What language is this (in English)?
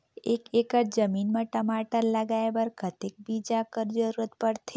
Chhattisgarhi